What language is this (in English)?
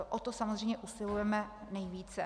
Czech